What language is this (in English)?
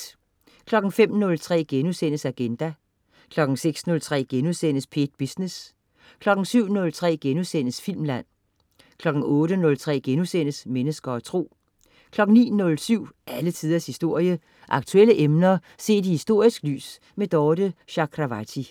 Danish